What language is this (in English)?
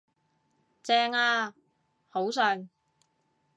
Cantonese